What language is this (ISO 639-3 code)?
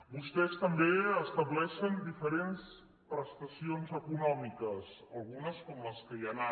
cat